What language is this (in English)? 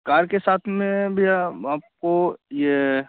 Hindi